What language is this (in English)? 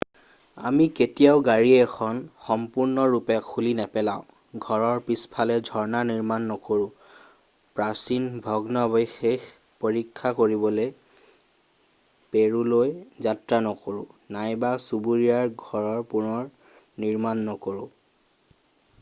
Assamese